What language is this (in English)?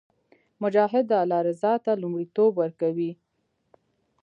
Pashto